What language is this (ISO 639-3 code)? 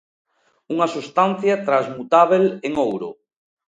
glg